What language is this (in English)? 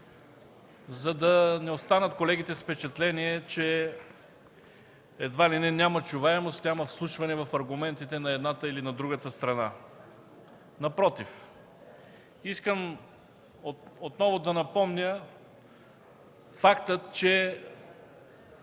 Bulgarian